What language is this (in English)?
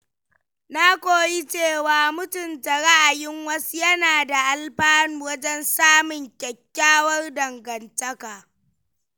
Hausa